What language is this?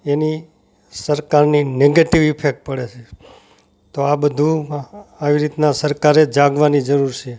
Gujarati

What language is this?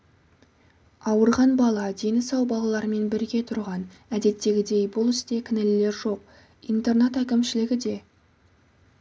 Kazakh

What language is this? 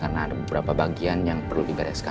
Indonesian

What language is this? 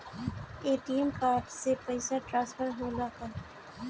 Bhojpuri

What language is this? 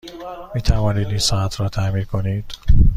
Persian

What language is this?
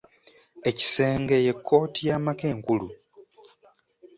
Ganda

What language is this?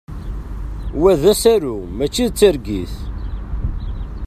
Kabyle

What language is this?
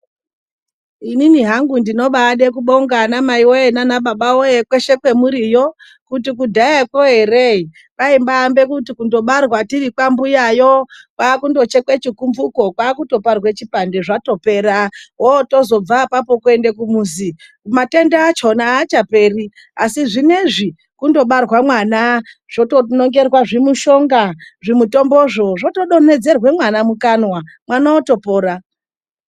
Ndau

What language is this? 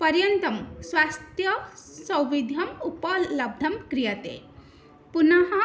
Sanskrit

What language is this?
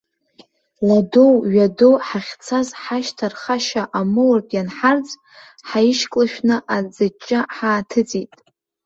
Abkhazian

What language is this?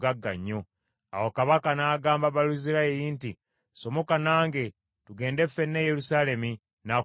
Ganda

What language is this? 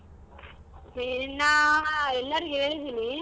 Kannada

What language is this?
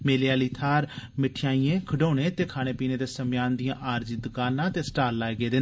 Dogri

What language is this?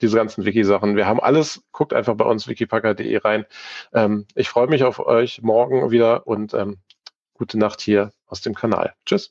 German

